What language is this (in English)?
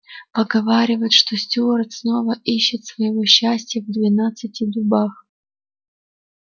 Russian